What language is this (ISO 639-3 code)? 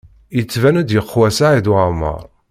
kab